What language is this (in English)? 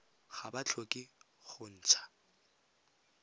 Tswana